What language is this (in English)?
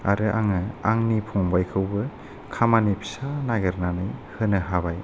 Bodo